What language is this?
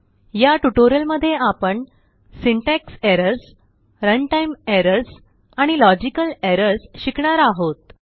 Marathi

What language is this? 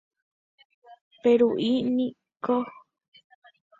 Guarani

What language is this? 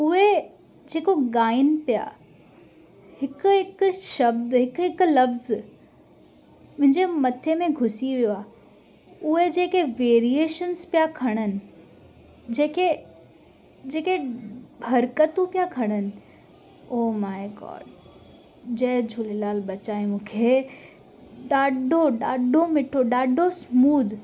Sindhi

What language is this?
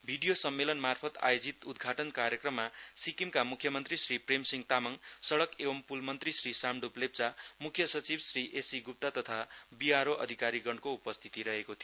Nepali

